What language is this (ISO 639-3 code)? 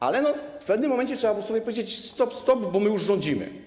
pol